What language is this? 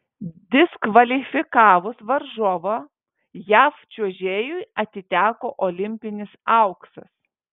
Lithuanian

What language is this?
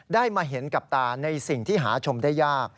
Thai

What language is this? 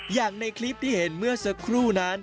Thai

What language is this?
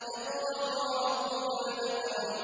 Arabic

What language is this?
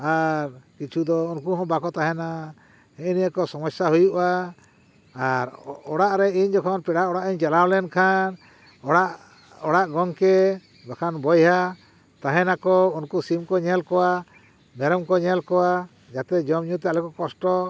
Santali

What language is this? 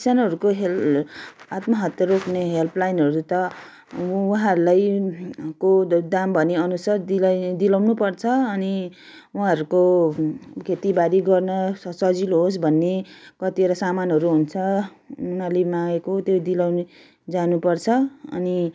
Nepali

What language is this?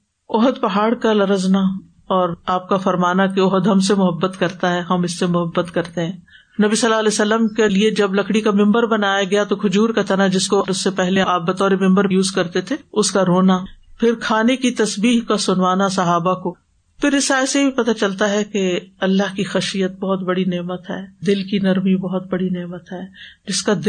Urdu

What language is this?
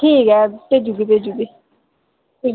Dogri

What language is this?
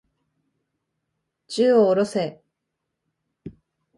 Japanese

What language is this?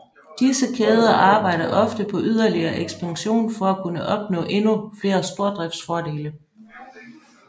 Danish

